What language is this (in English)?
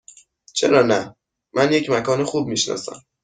Persian